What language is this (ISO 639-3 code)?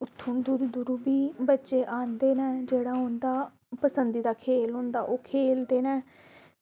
doi